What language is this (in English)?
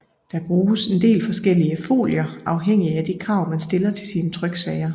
Danish